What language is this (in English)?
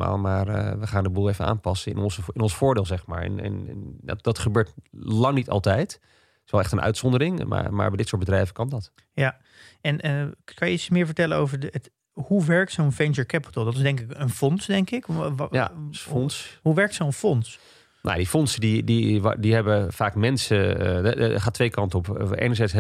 Dutch